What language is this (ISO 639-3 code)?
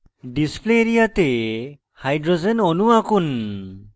ben